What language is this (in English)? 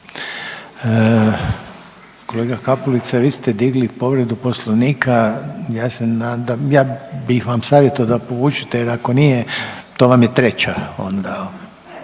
Croatian